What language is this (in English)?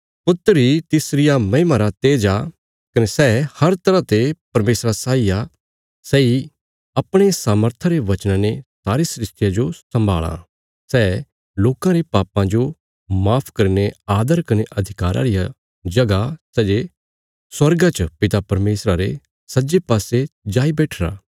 Bilaspuri